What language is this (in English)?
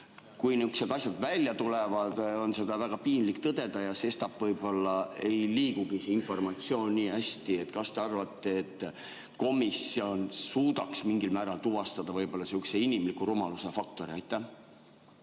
Estonian